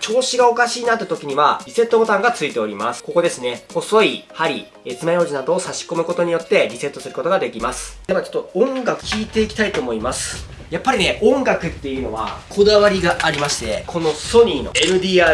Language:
Japanese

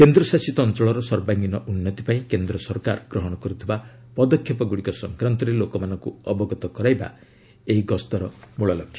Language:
Odia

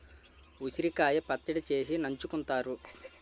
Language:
Telugu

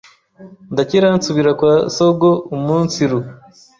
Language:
Kinyarwanda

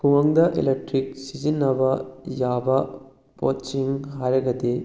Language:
Manipuri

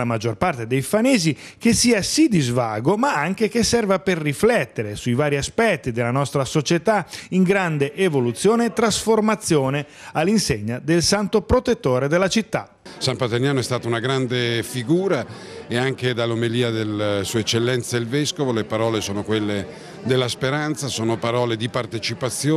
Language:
Italian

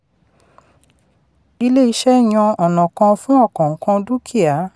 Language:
Yoruba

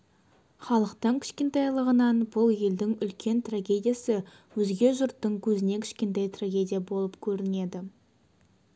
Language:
Kazakh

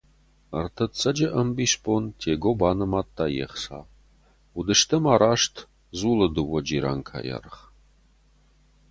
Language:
Ossetic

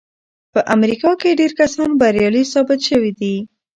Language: Pashto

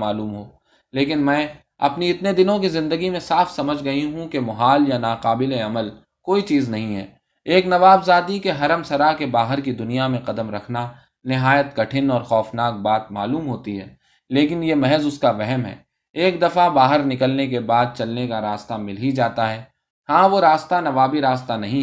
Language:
Urdu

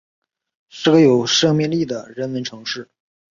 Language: Chinese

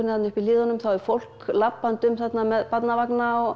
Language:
Icelandic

